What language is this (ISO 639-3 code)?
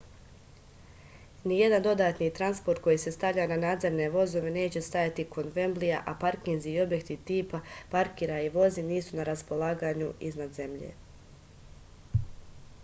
srp